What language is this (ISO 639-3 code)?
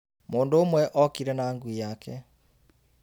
kik